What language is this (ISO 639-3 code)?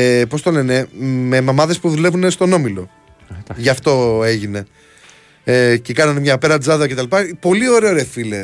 ell